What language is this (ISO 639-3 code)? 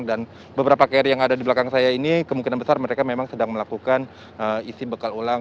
ind